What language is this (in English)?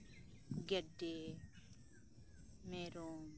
Santali